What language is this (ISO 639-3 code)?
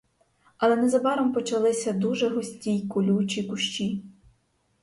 ukr